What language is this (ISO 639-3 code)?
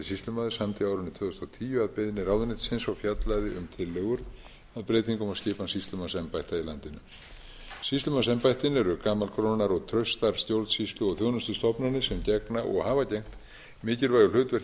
isl